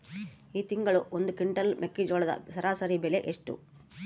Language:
Kannada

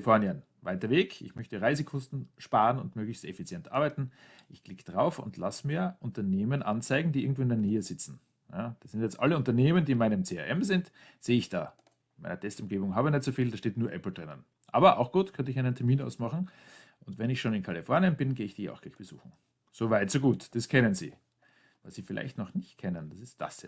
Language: German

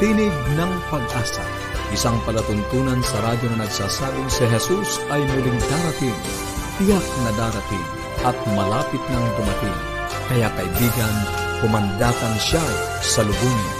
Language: Filipino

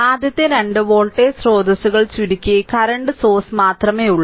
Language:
Malayalam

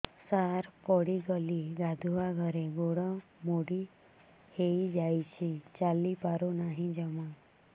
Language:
Odia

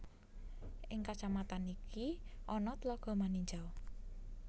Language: Javanese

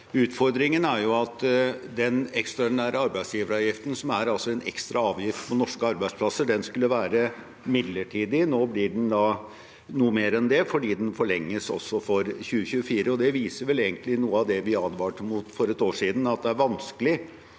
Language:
Norwegian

